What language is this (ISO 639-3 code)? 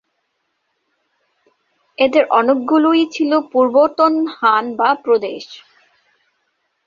ben